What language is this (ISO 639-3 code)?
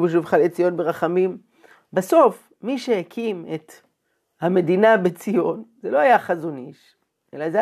heb